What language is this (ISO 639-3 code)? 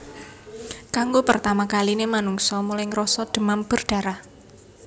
jav